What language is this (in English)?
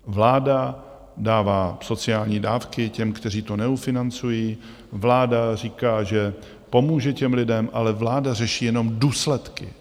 Czech